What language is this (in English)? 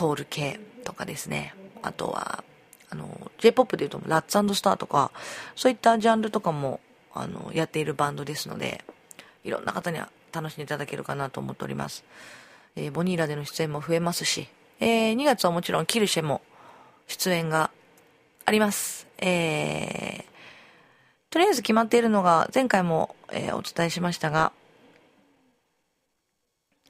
Japanese